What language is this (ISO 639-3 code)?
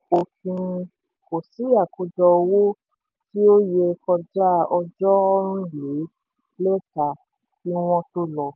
yor